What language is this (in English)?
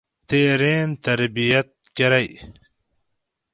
Gawri